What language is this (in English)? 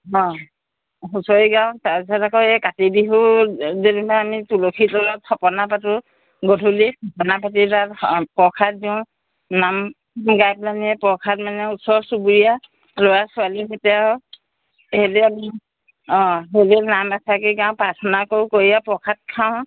Assamese